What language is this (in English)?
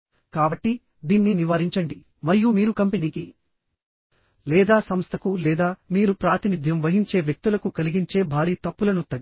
Telugu